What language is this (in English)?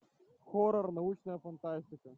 Russian